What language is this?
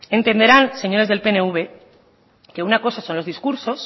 Spanish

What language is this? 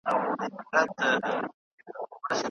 Pashto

